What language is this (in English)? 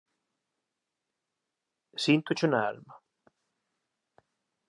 Galician